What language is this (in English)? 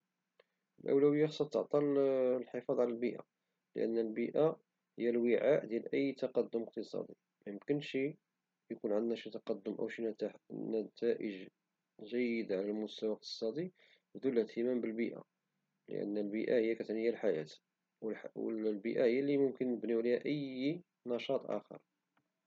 Moroccan Arabic